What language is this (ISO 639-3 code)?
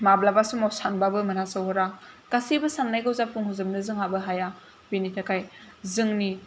brx